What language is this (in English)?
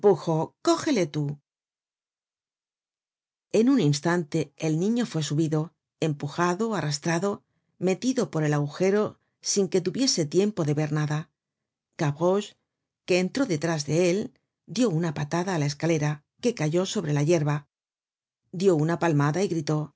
Spanish